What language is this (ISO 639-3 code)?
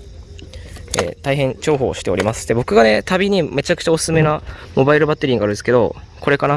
jpn